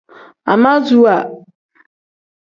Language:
Tem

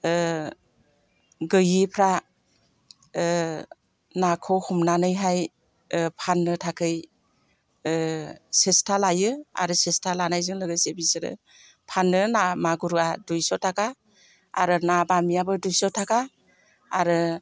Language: Bodo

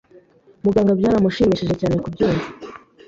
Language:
Kinyarwanda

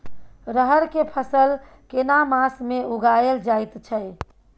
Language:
Maithili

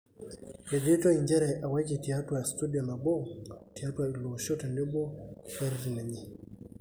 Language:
Masai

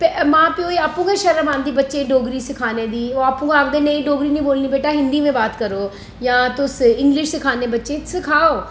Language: Dogri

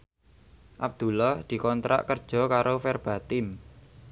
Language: Javanese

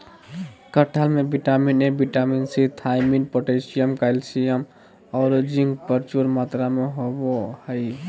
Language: Magahi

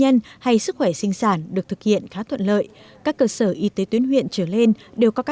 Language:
Vietnamese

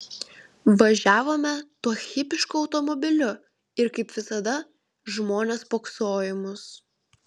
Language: Lithuanian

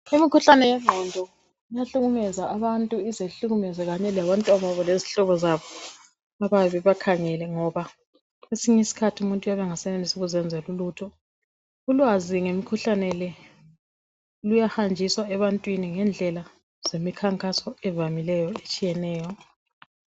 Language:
North Ndebele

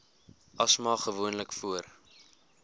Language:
Afrikaans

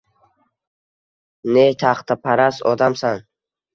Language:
Uzbek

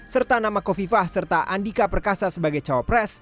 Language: Indonesian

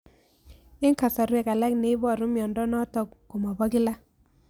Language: Kalenjin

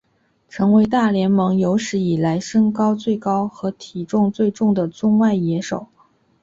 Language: Chinese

